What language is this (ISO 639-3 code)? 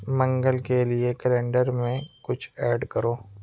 urd